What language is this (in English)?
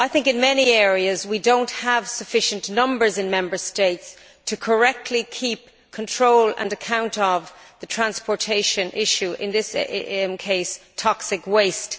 English